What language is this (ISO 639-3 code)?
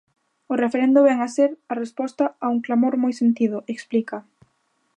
glg